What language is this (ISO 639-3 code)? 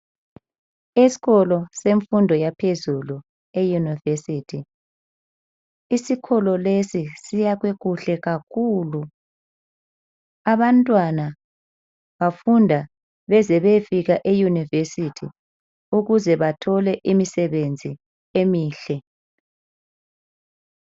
nde